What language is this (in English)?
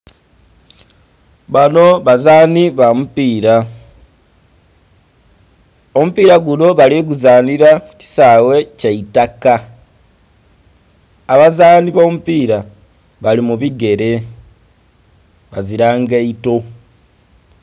Soga